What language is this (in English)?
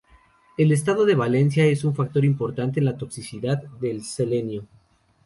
Spanish